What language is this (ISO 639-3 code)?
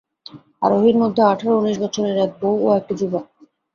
ben